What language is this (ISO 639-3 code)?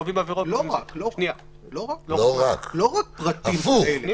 heb